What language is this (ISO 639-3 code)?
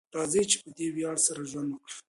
pus